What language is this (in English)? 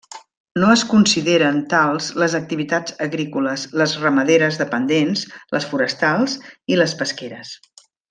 Catalan